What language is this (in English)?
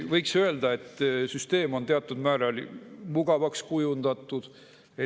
Estonian